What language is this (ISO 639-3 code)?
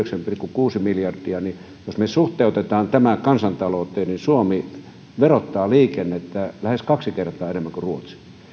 fin